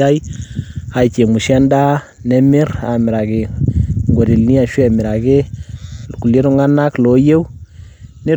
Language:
Masai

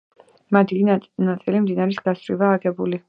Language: Georgian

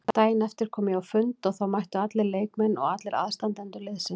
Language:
Icelandic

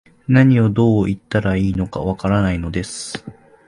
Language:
Japanese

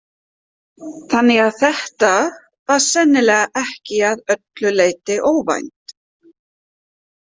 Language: Icelandic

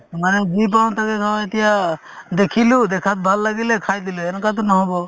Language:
Assamese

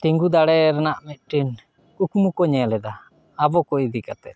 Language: Santali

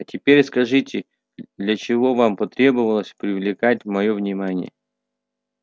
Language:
Russian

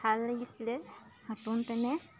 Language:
Assamese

